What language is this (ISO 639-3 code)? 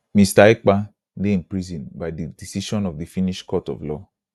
pcm